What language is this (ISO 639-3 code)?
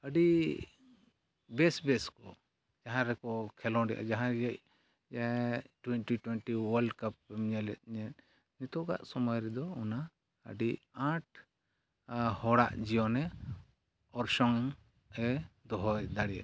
sat